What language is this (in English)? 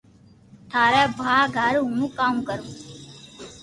Loarki